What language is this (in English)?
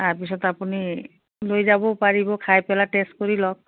Assamese